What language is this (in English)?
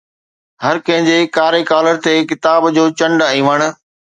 Sindhi